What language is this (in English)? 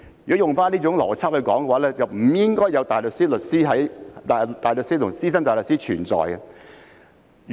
Cantonese